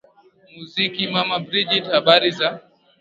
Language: Swahili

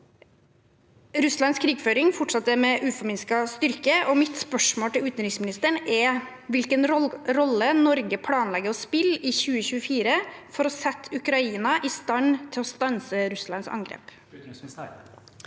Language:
Norwegian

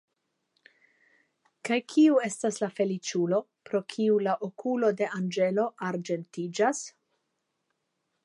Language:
Esperanto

